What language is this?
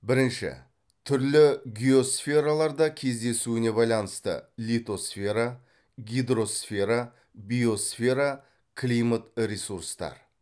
Kazakh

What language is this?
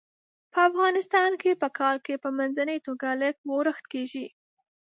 Pashto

